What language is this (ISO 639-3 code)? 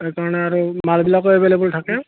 asm